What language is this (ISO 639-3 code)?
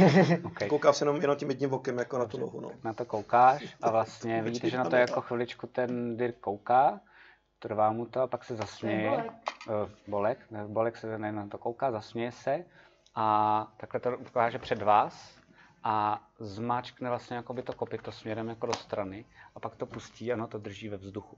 ces